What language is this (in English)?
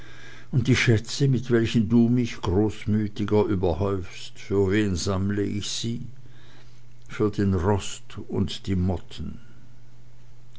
German